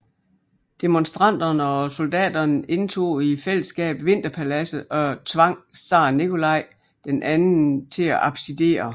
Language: Danish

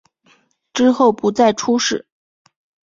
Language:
Chinese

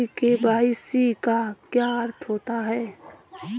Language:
Hindi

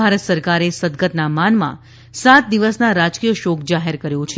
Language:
Gujarati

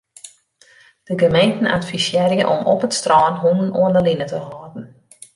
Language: Western Frisian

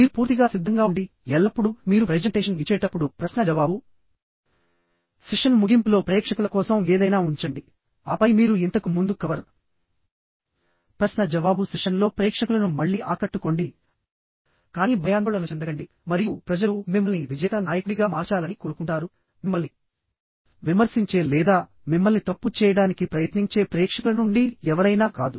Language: Telugu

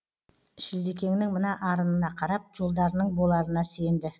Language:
Kazakh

